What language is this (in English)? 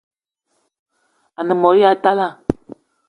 Eton (Cameroon)